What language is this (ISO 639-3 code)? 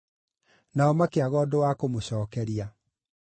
kik